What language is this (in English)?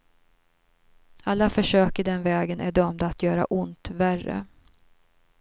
Swedish